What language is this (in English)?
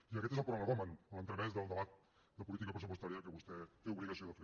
Catalan